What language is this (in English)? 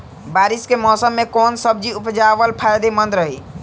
Bhojpuri